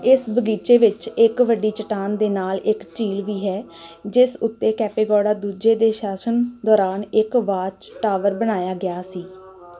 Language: Punjabi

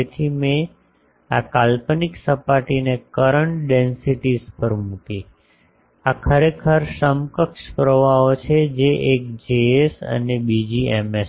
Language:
Gujarati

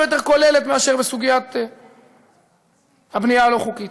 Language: Hebrew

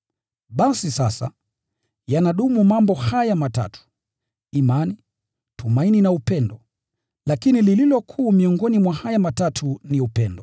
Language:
Swahili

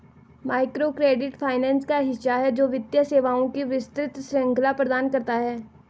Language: Hindi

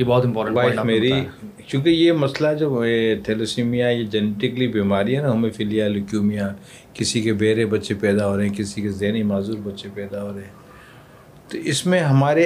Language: Urdu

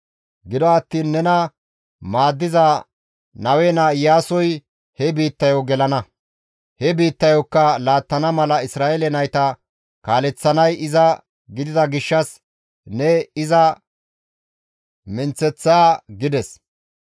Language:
Gamo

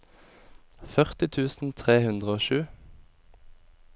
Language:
Norwegian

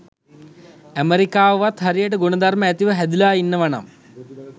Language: Sinhala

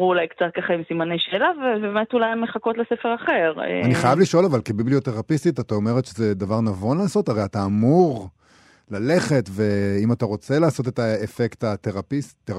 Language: Hebrew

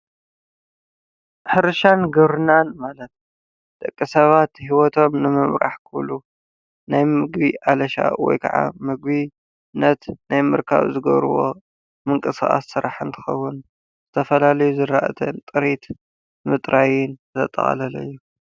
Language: Tigrinya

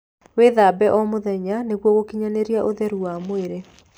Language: Kikuyu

